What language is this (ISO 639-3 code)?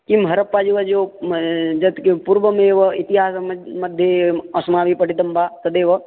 san